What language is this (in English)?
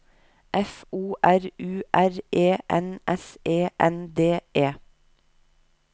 Norwegian